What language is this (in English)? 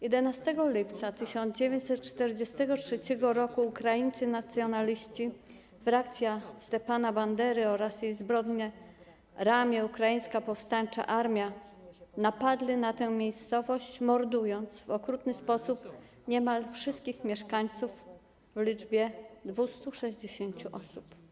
Polish